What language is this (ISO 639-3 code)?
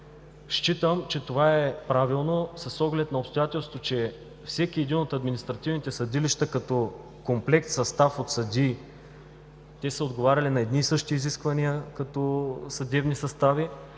bul